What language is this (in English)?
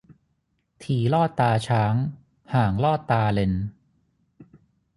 Thai